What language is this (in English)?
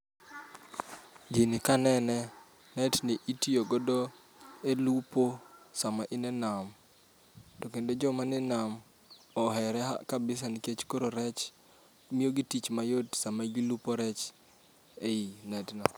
Luo (Kenya and Tanzania)